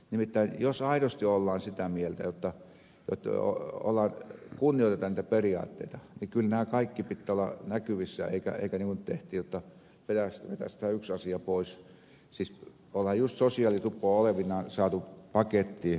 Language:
Finnish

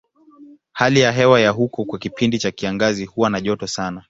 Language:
Swahili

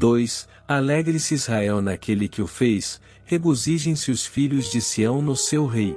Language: Portuguese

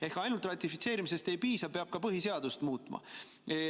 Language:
Estonian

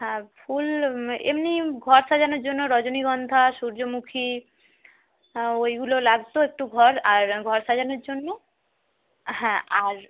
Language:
Bangla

